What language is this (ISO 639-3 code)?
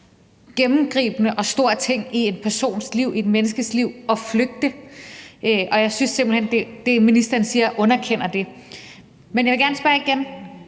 dan